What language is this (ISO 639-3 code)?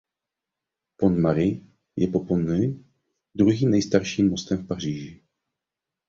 ces